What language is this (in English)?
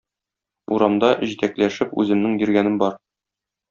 Tatar